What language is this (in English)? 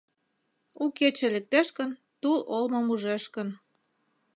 Mari